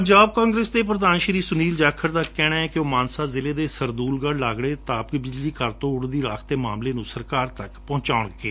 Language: Punjabi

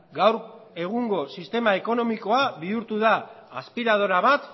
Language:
Basque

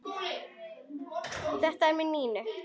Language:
Icelandic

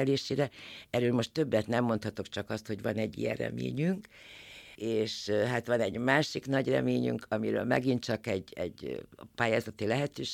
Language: Hungarian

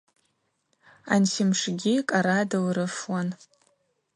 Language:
Abaza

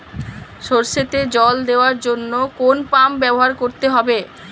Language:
Bangla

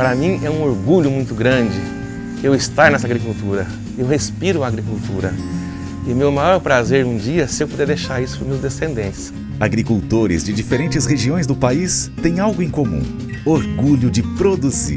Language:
Portuguese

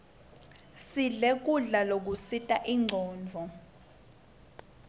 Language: Swati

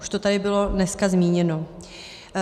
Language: Czech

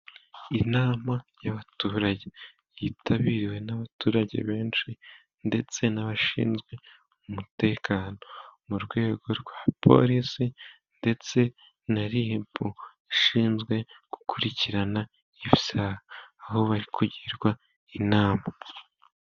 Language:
Kinyarwanda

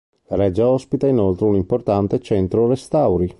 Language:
Italian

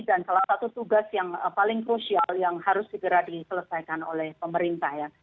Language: Indonesian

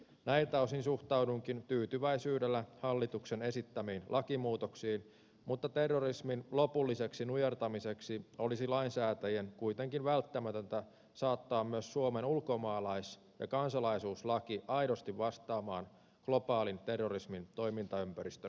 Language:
Finnish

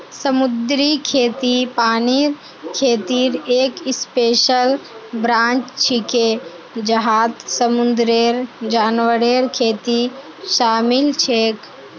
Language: Magahi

